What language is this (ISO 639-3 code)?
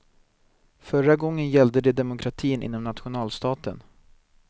swe